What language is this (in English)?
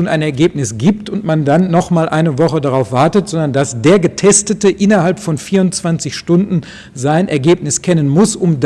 German